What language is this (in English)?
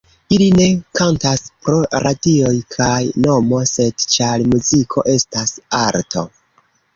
Esperanto